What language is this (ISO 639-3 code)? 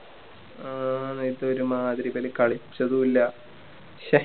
mal